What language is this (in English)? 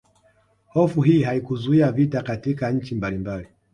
Swahili